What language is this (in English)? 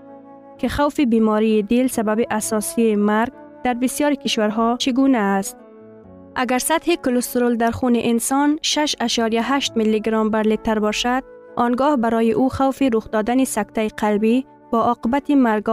Persian